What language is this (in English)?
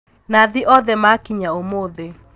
Kikuyu